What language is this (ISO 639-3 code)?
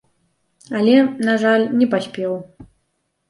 bel